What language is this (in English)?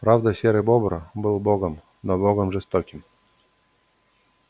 Russian